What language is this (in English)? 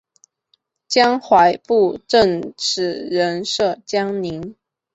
Chinese